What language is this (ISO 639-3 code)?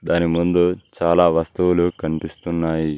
tel